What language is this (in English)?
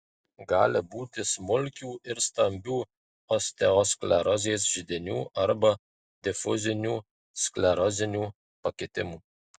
Lithuanian